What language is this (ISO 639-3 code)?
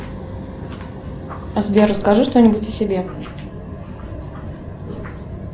rus